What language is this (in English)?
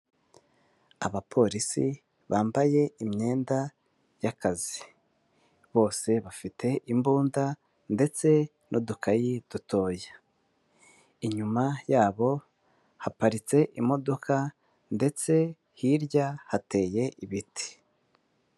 Kinyarwanda